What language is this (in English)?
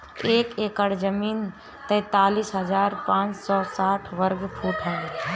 Bhojpuri